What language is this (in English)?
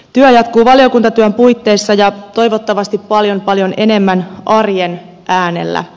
Finnish